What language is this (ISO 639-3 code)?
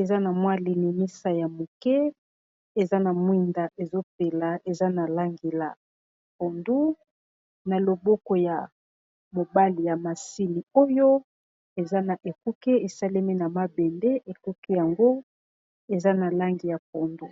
lin